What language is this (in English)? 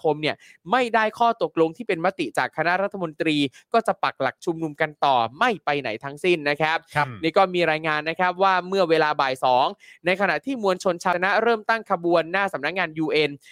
Thai